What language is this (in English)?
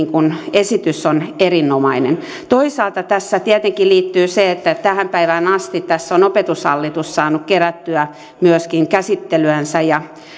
Finnish